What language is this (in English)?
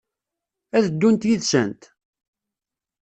Kabyle